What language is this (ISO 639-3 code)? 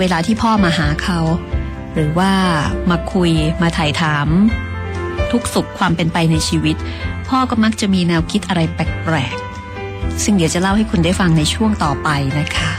tha